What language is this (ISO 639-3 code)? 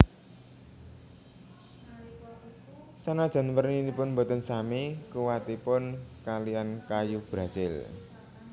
jav